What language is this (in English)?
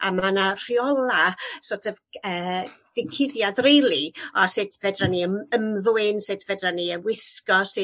Welsh